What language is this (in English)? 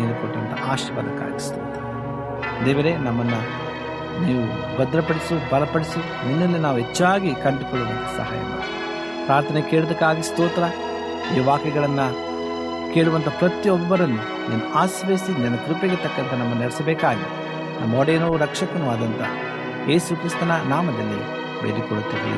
Kannada